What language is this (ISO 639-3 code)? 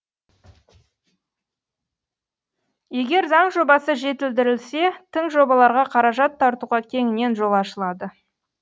kaz